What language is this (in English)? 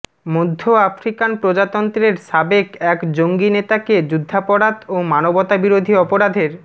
Bangla